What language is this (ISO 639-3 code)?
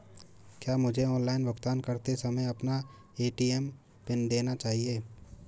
hin